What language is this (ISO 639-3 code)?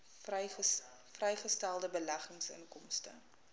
afr